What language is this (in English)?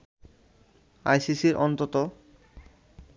Bangla